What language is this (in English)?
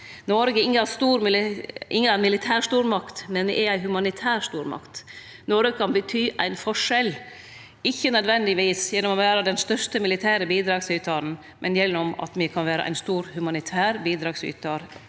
Norwegian